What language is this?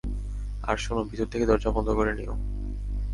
Bangla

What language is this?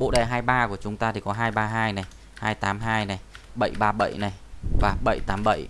Vietnamese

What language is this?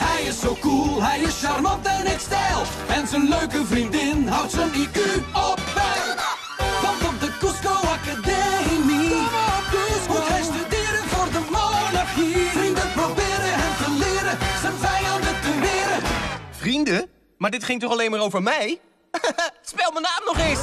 Dutch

